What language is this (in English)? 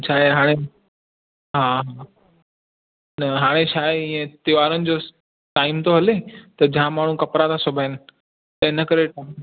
Sindhi